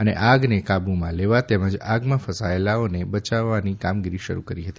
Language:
Gujarati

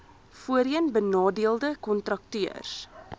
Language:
Afrikaans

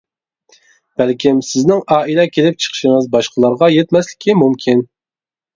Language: Uyghur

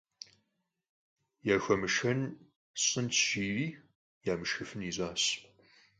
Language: Kabardian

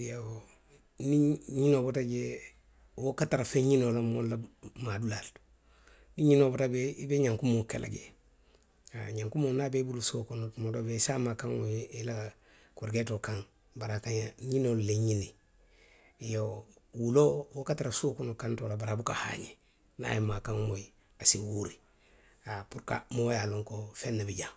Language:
Western Maninkakan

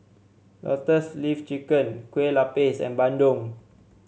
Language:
English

